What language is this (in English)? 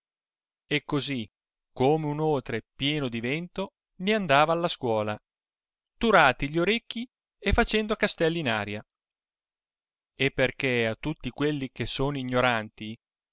Italian